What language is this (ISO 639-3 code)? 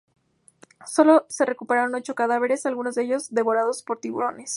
spa